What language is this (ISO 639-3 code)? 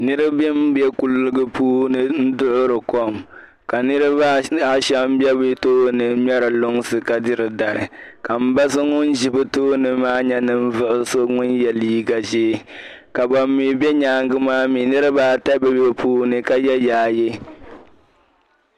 dag